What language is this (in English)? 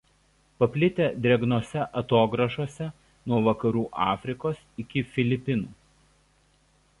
Lithuanian